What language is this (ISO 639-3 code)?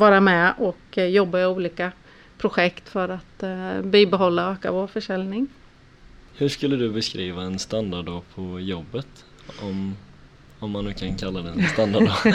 swe